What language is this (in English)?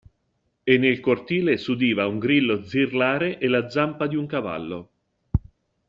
Italian